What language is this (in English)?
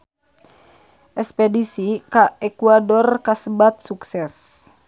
Sundanese